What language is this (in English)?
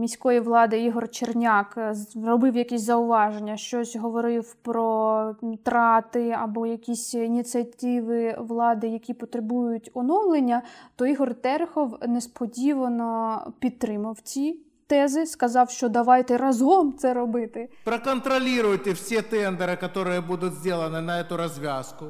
Ukrainian